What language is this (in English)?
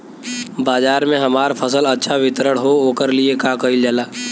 Bhojpuri